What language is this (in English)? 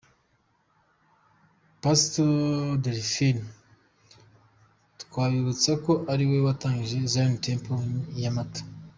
Kinyarwanda